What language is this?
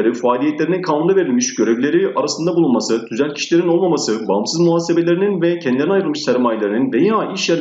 Turkish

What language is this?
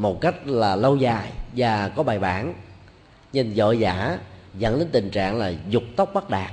Vietnamese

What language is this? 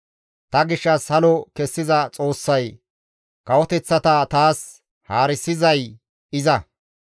Gamo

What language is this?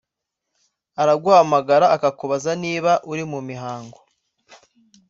Kinyarwanda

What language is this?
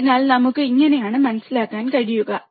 Malayalam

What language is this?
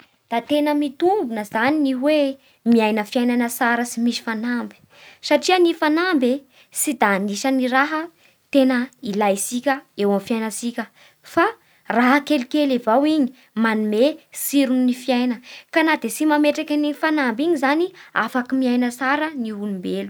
Bara Malagasy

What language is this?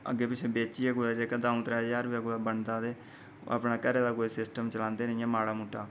Dogri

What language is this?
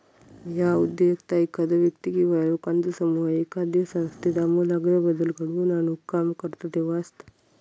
Marathi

